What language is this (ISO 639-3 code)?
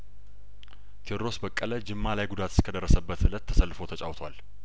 amh